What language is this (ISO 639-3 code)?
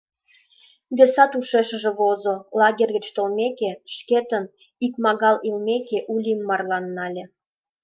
chm